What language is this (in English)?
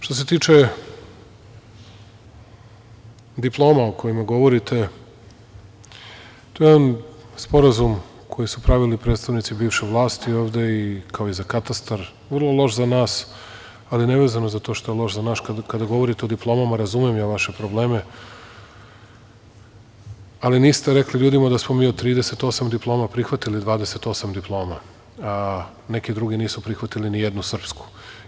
Serbian